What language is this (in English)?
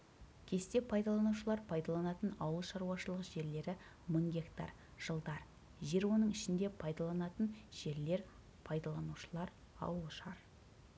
Kazakh